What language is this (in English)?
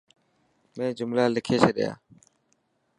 Dhatki